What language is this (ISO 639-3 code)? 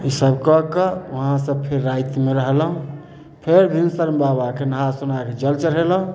mai